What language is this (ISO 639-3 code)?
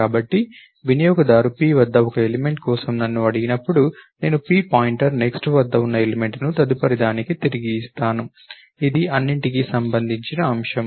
tel